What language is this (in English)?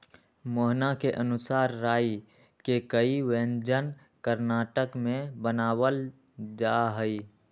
Magahi